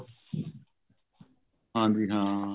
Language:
Punjabi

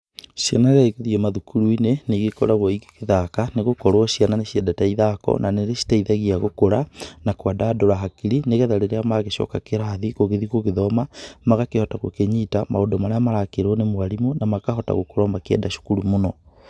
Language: Kikuyu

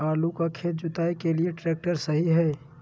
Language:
Magahi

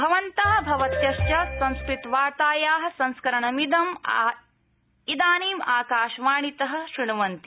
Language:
Sanskrit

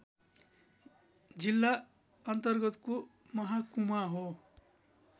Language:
Nepali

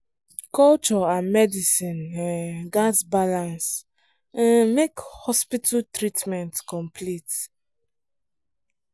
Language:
Nigerian Pidgin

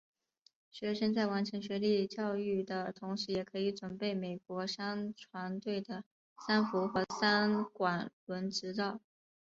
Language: Chinese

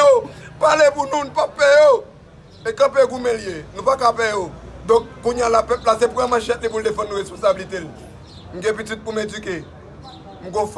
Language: French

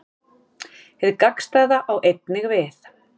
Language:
Icelandic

